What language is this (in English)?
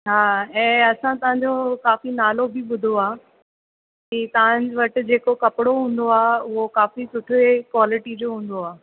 Sindhi